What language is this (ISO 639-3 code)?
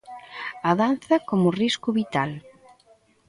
glg